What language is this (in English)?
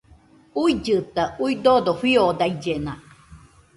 Nüpode Huitoto